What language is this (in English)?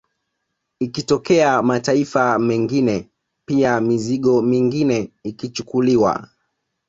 Swahili